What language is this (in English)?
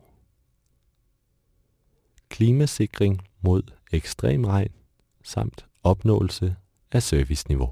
Danish